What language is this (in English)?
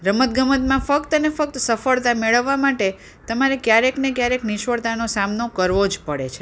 Gujarati